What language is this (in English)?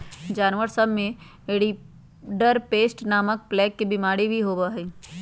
Magahi